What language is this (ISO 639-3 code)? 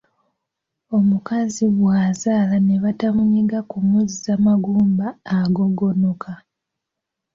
lug